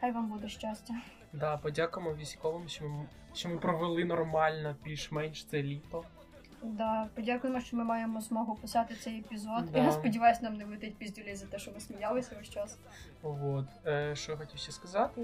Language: Ukrainian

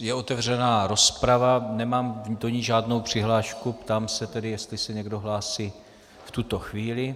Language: Czech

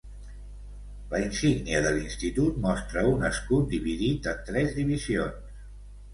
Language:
Catalan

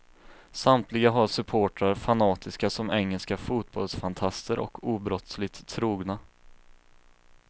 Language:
Swedish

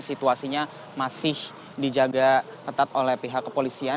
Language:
Indonesian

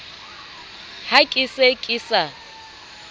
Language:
Southern Sotho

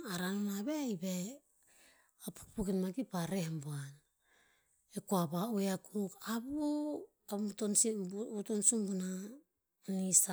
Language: Tinputz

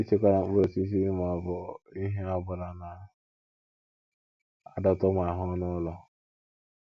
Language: Igbo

